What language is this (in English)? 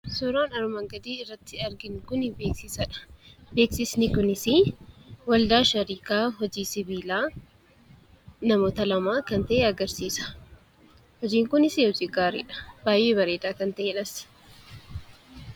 Oromo